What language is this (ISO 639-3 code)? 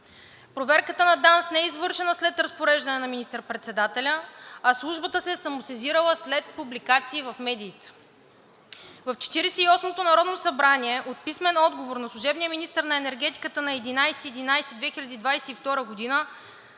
bul